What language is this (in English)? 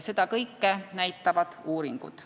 Estonian